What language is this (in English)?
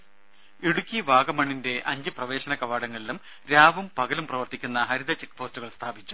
Malayalam